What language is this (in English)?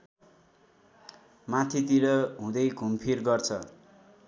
Nepali